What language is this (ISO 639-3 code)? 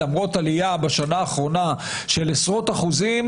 heb